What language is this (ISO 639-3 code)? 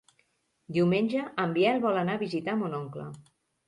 cat